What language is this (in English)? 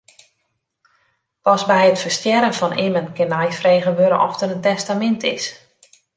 Western Frisian